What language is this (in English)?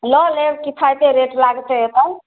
Maithili